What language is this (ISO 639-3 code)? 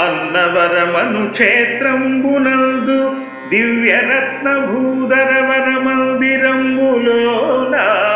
ron